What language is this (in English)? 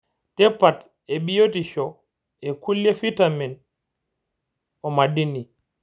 Masai